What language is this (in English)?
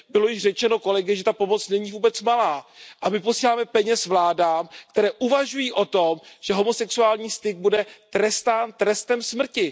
Czech